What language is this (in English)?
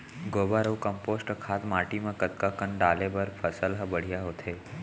Chhattisgarhi